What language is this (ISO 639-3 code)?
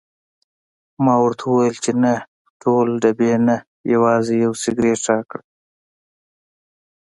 pus